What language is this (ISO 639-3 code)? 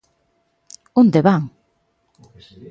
glg